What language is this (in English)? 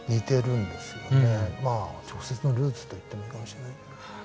Japanese